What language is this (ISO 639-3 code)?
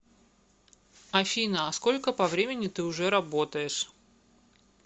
rus